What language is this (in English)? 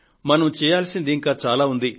Telugu